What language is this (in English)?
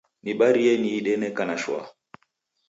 Taita